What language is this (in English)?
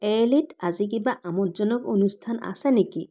Assamese